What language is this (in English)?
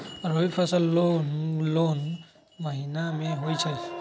Magahi